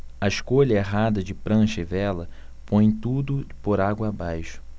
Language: Portuguese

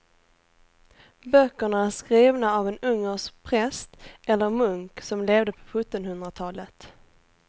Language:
Swedish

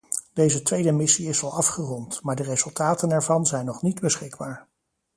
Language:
Dutch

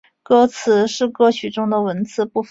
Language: Chinese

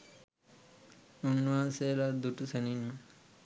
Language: Sinhala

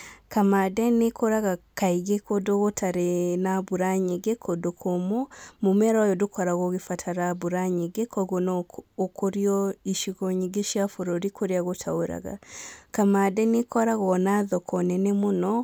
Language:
Kikuyu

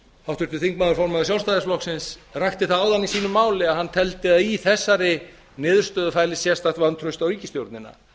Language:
Icelandic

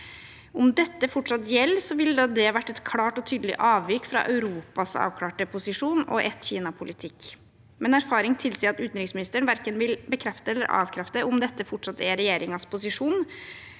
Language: Norwegian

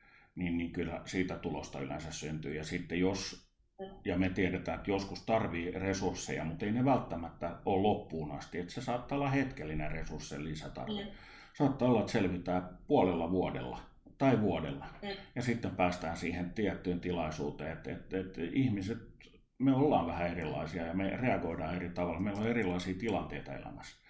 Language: Finnish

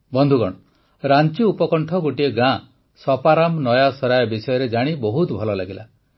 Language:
Odia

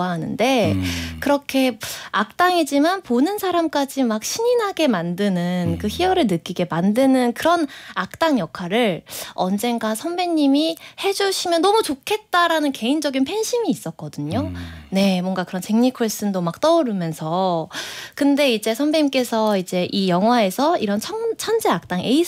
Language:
Korean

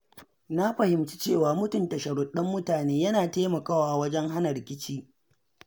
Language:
Hausa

